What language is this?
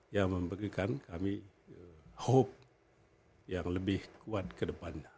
Indonesian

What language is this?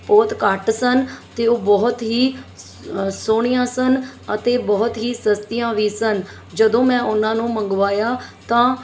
Punjabi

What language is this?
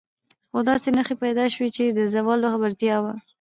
Pashto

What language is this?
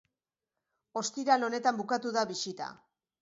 Basque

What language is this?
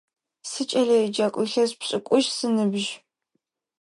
Adyghe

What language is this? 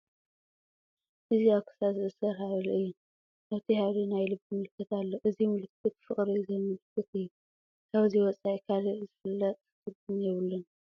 Tigrinya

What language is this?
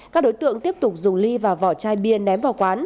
Vietnamese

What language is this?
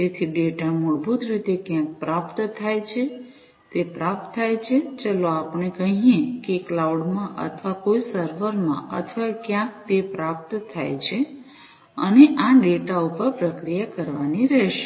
Gujarati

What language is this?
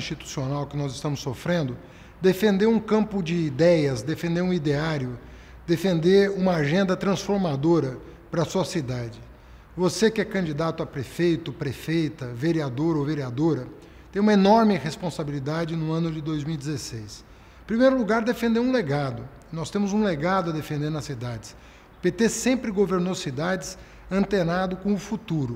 Portuguese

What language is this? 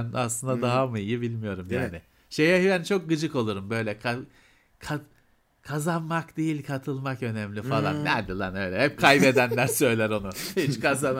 Turkish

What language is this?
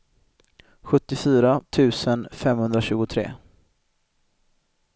Swedish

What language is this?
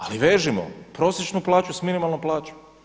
Croatian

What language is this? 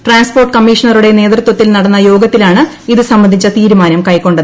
Malayalam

